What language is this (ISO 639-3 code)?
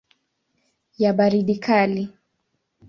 swa